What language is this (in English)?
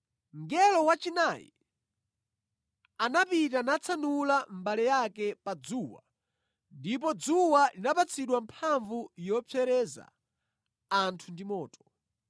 Nyanja